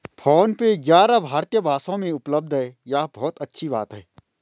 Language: Hindi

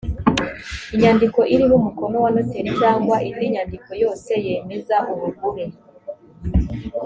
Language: Kinyarwanda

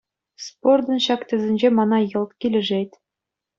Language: Chuvash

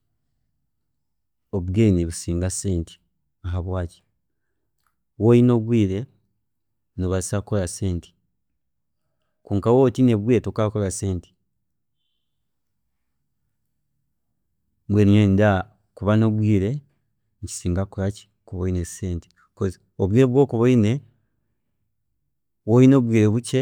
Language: Chiga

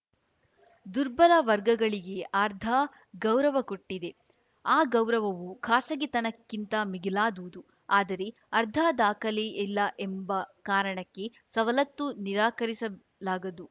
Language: Kannada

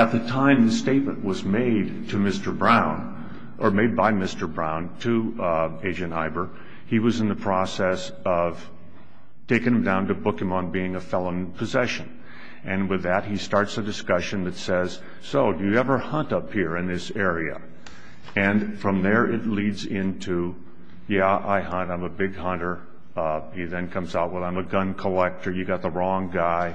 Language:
English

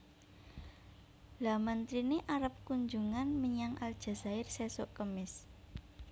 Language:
Javanese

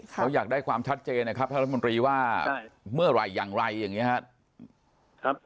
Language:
Thai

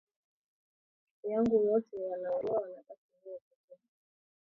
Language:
Swahili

